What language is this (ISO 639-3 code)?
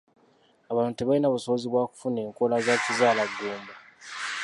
lug